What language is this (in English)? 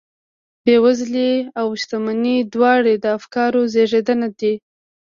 Pashto